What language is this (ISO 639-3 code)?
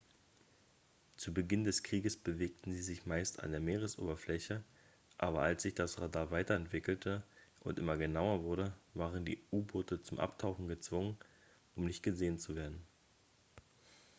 deu